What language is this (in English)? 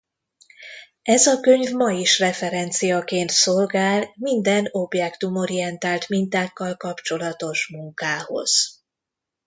Hungarian